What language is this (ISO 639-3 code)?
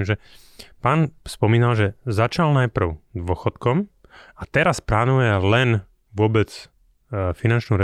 slk